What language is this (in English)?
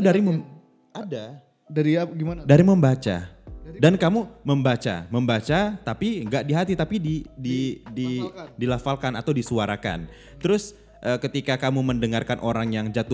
Indonesian